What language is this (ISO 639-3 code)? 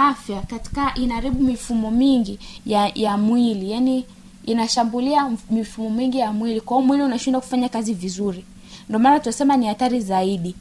swa